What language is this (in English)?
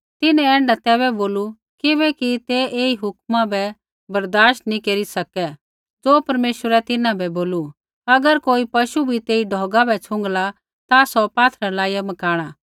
Kullu Pahari